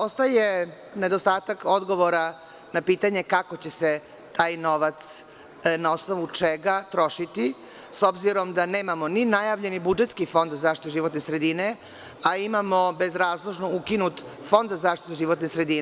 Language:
Serbian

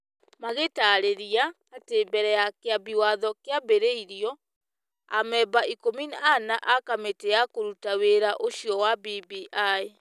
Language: Kikuyu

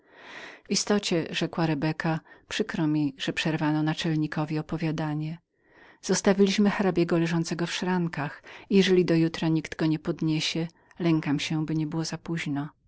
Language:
Polish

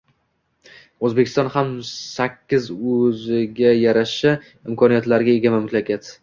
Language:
Uzbek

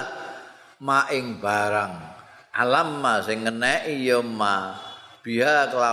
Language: Indonesian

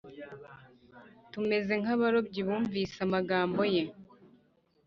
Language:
Kinyarwanda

